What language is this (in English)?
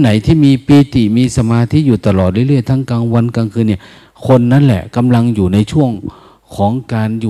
Thai